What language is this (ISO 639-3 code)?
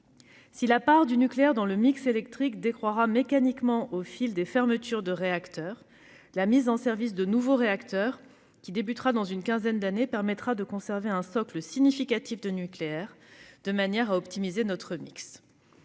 fra